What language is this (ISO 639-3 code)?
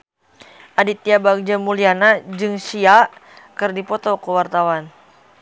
sun